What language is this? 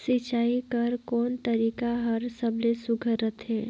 Chhattisgarhi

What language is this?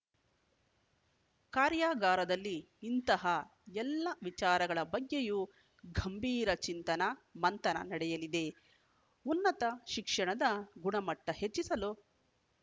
Kannada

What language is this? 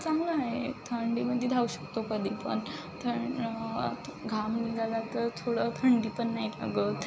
Marathi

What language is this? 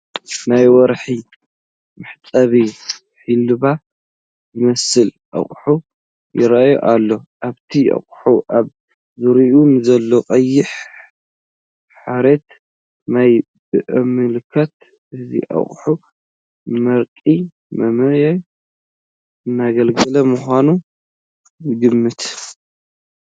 Tigrinya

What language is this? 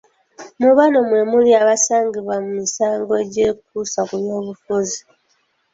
Ganda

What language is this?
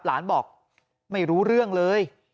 Thai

